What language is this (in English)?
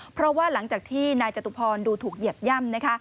Thai